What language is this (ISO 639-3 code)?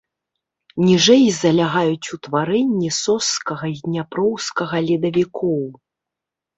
bel